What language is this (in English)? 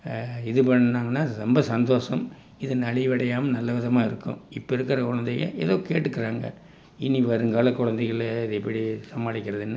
Tamil